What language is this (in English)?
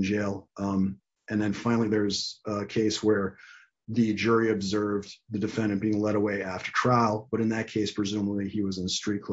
English